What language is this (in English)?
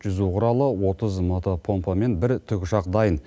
Kazakh